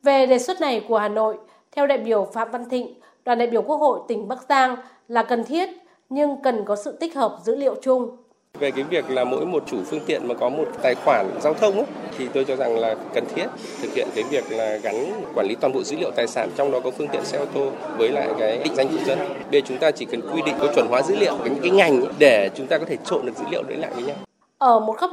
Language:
Vietnamese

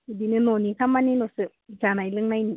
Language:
Bodo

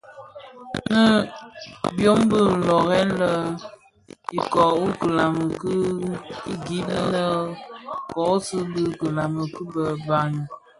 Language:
Bafia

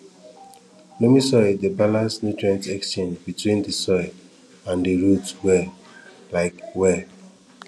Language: Nigerian Pidgin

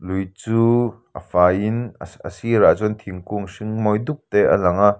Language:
Mizo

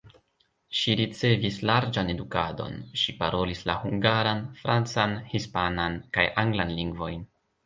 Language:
Esperanto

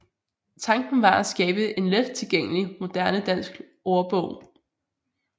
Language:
Danish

